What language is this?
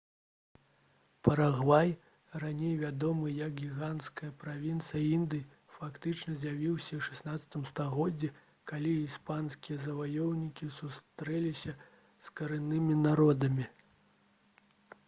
Belarusian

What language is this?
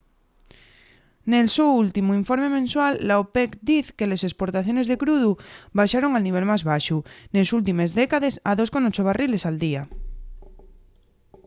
Asturian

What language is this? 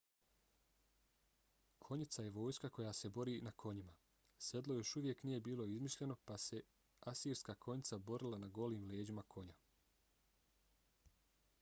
Bosnian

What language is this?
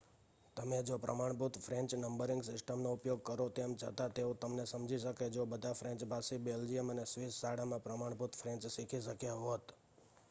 Gujarati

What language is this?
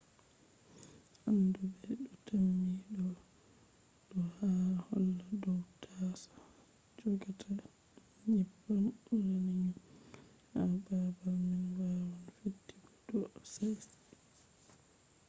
Fula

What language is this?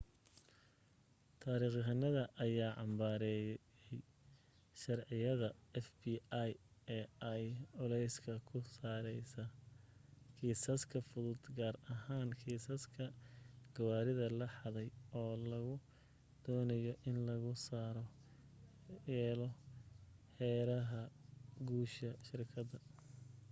Somali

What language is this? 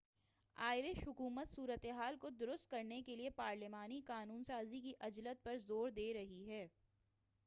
Urdu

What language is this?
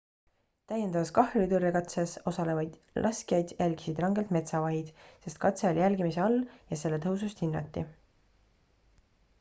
Estonian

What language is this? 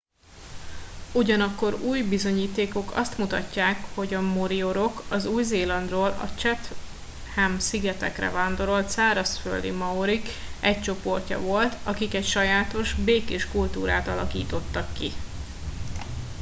Hungarian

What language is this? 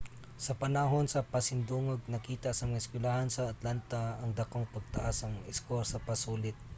Cebuano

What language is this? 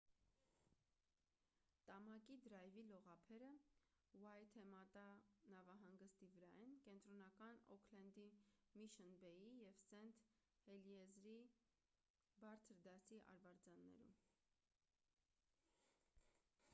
Armenian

